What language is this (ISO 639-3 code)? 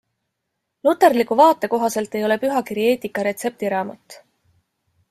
est